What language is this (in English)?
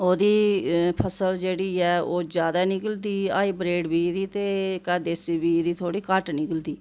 Dogri